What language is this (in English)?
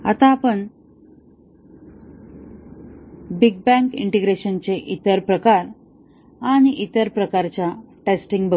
Marathi